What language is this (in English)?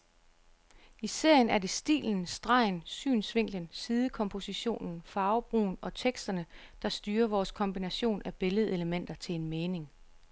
Danish